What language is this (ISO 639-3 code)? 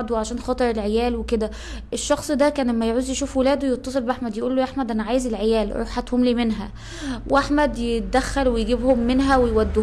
ara